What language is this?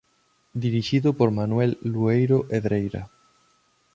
Galician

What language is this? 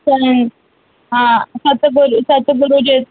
Sindhi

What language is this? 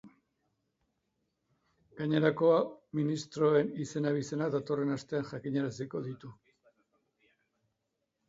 Basque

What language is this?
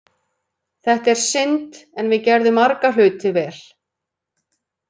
Icelandic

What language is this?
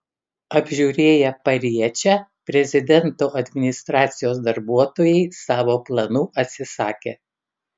Lithuanian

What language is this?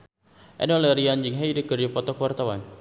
Sundanese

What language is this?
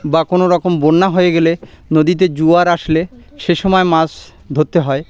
Bangla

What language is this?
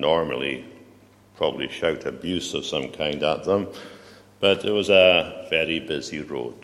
English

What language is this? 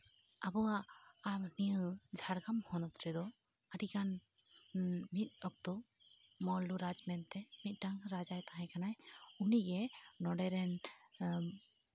Santali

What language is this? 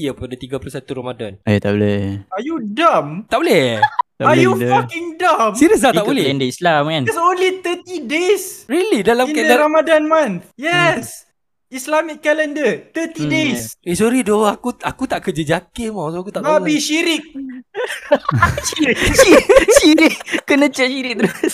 Malay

